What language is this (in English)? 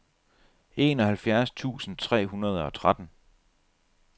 Danish